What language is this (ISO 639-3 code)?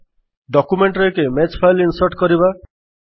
ori